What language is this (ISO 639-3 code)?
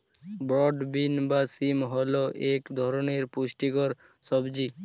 ben